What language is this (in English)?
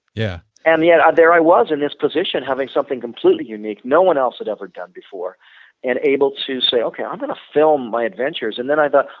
English